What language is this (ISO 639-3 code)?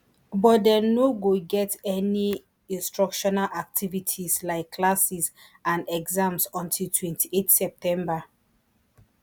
pcm